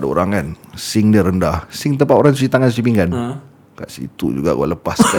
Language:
Malay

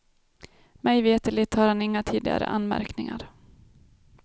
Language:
Swedish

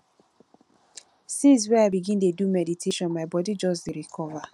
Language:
Nigerian Pidgin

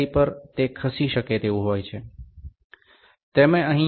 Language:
Bangla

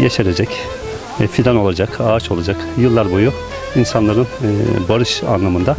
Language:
Turkish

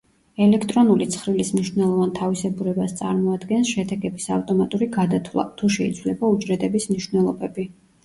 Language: Georgian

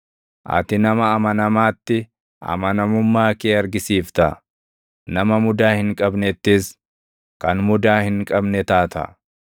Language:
Oromo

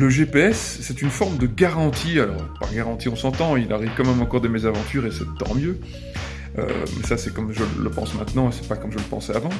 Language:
French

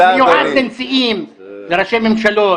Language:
Hebrew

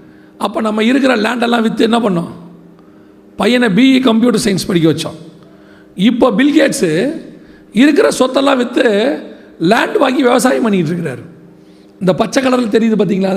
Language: Tamil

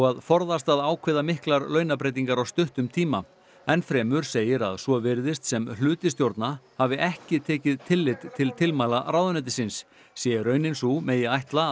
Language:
Icelandic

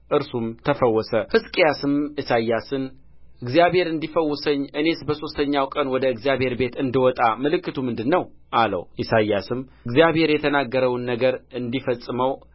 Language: Amharic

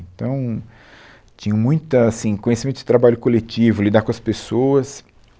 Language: Portuguese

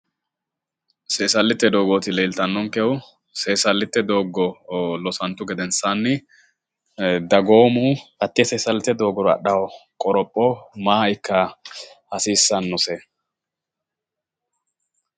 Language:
Sidamo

